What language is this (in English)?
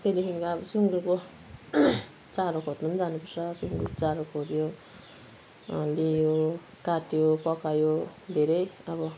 Nepali